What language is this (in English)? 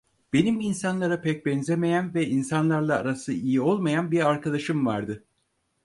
Turkish